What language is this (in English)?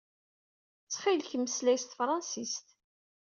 Kabyle